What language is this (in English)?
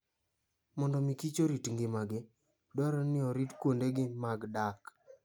Luo (Kenya and Tanzania)